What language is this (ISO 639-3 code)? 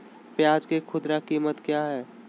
mag